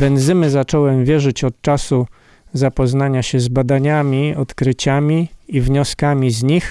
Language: Polish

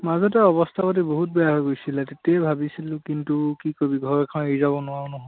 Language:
Assamese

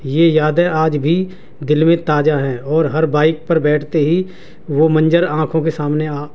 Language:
Urdu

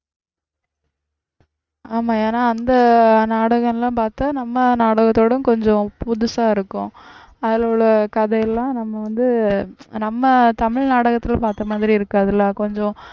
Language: Tamil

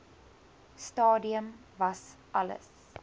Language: Afrikaans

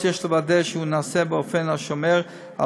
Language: Hebrew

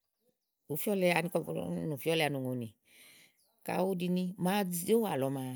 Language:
Igo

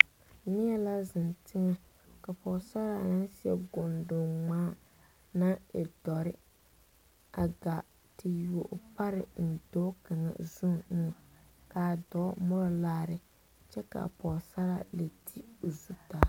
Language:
Southern Dagaare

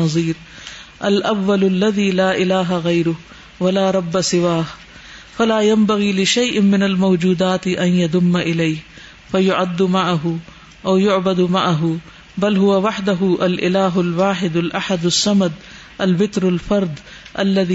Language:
Urdu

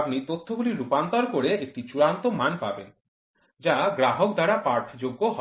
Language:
Bangla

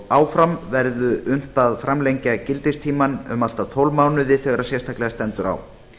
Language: Icelandic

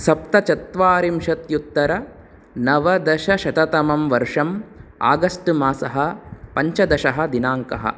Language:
Sanskrit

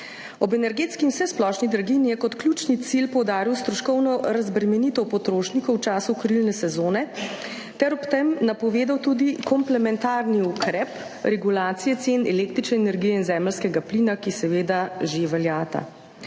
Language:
Slovenian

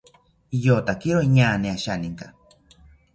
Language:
South Ucayali Ashéninka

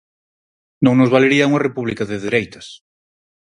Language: Galician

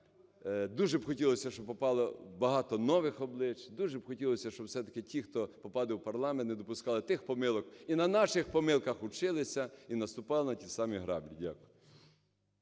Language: Ukrainian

